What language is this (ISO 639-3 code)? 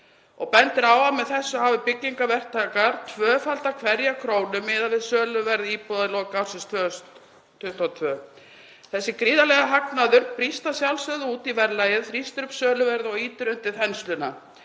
isl